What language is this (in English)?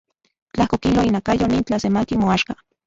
Central Puebla Nahuatl